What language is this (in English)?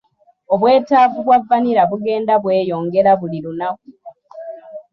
Ganda